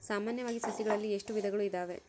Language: Kannada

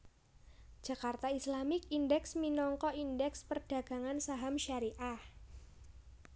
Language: Javanese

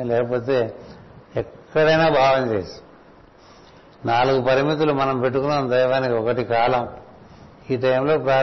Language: Telugu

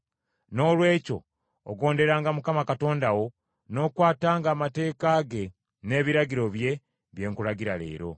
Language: Ganda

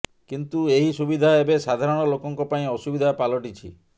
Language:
Odia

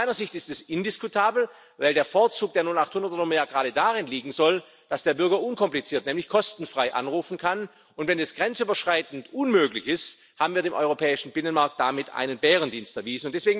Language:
German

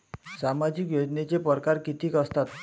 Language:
Marathi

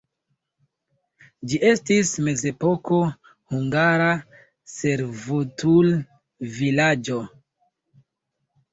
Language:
Esperanto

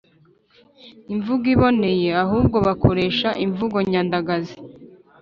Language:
Kinyarwanda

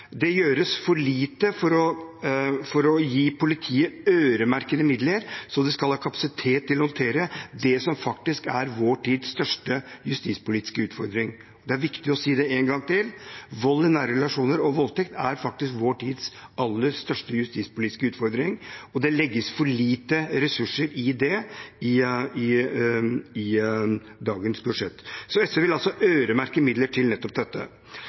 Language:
Norwegian Bokmål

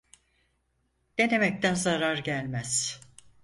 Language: Turkish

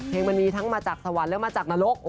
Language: Thai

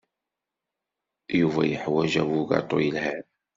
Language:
Kabyle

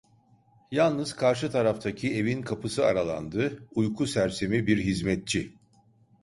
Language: Turkish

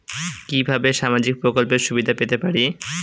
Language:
Bangla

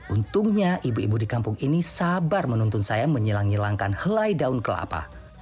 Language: Indonesian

